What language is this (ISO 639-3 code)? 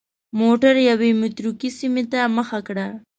pus